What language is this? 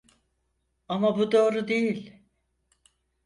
Turkish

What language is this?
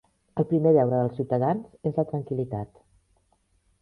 Catalan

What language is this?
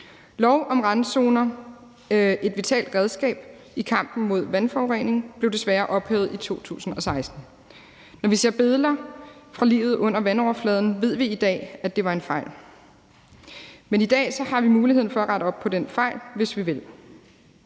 Danish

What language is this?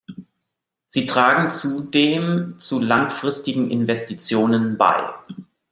German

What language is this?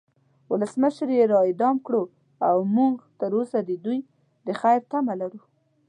Pashto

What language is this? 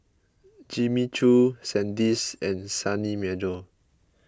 English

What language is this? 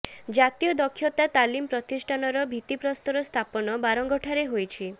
Odia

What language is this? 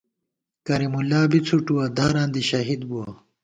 Gawar-Bati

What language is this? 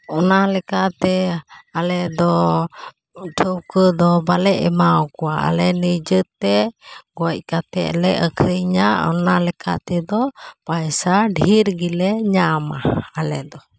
Santali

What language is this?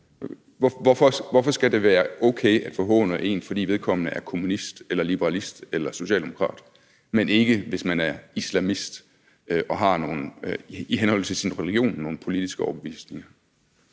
Danish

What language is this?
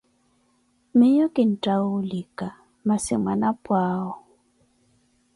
Koti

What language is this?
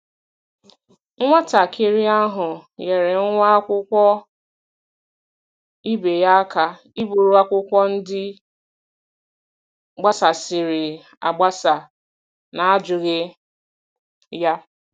Igbo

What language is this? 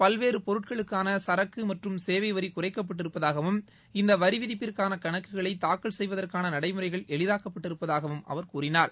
Tamil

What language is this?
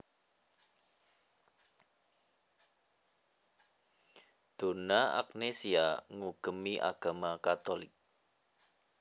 Javanese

